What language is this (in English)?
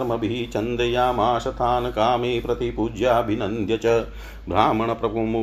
Hindi